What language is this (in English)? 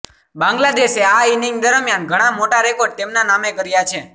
Gujarati